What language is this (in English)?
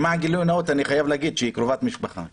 Hebrew